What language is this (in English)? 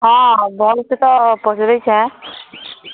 Odia